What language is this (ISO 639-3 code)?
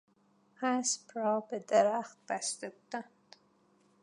fas